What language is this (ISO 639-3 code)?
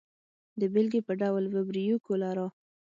pus